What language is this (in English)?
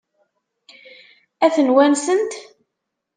Kabyle